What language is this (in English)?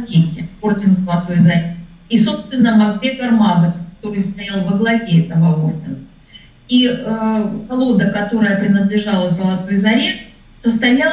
Russian